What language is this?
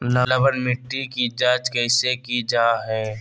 Magahi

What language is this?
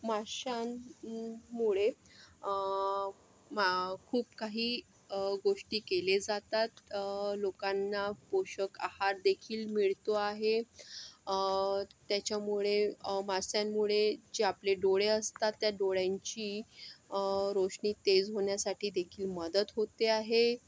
Marathi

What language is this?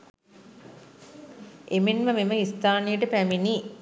Sinhala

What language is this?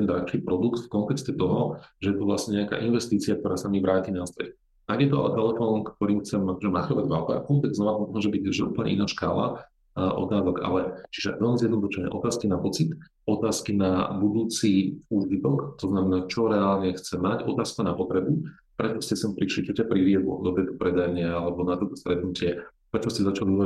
Slovak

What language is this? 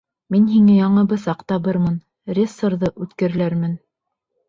Bashkir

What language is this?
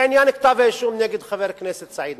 Hebrew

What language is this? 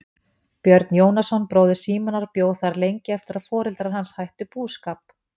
Icelandic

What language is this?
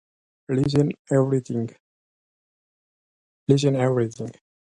English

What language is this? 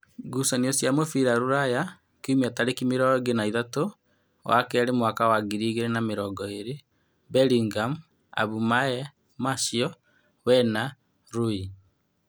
Kikuyu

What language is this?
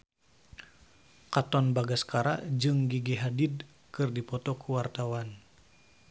Sundanese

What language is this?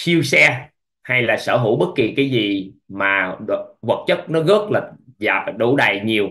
Vietnamese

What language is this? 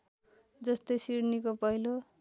Nepali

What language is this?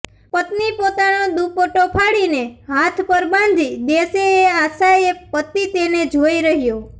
Gujarati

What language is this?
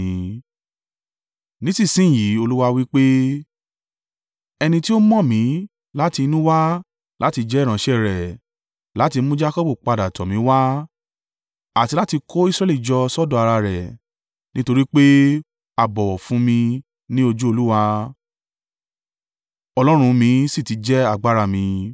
Yoruba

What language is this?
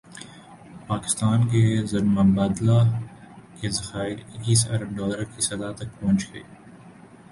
Urdu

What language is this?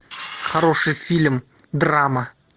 Russian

